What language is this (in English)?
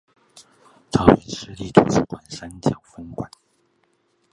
Chinese